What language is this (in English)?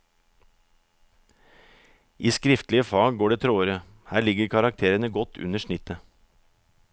Norwegian